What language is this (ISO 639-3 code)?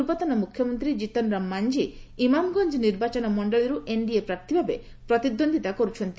ori